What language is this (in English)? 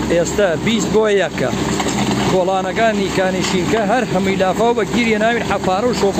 Arabic